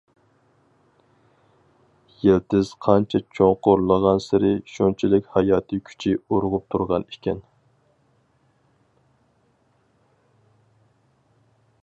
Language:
Uyghur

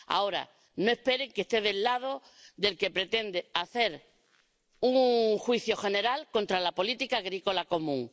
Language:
Spanish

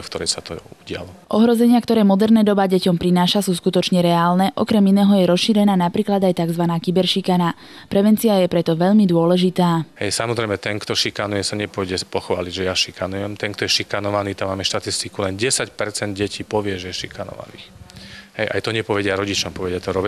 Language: Slovak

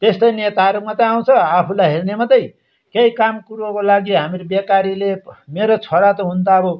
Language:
Nepali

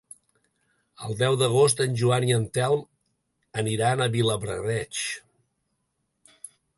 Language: Catalan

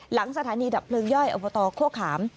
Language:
Thai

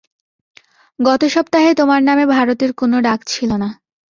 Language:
Bangla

